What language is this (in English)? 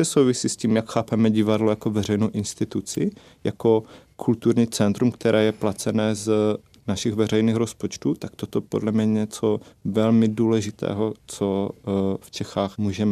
Czech